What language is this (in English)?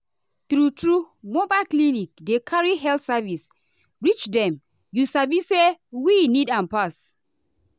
Nigerian Pidgin